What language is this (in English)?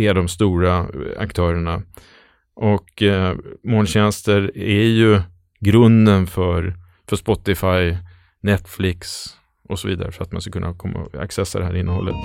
Swedish